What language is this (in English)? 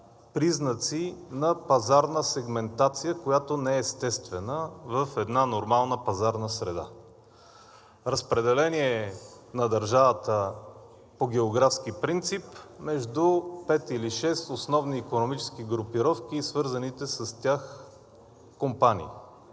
Bulgarian